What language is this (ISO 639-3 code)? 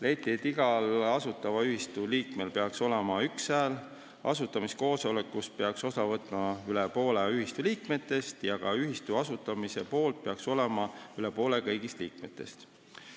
est